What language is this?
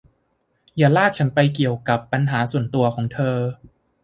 Thai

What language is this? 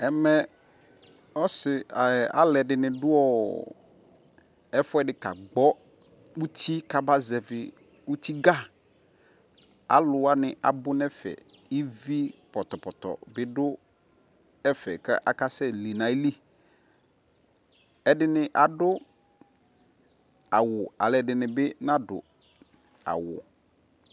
Ikposo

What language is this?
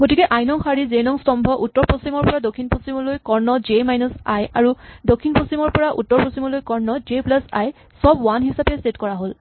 Assamese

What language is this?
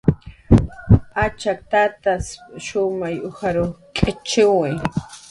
Jaqaru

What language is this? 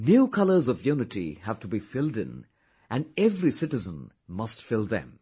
English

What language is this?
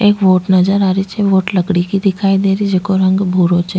Rajasthani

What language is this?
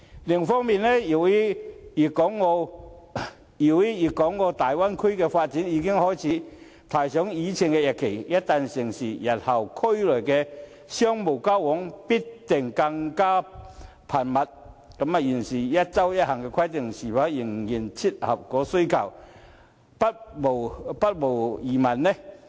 Cantonese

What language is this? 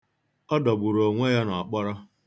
Igbo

